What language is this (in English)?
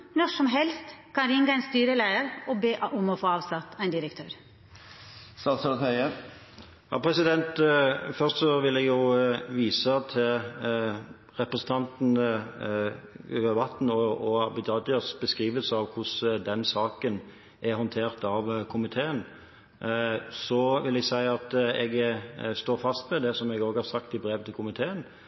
Norwegian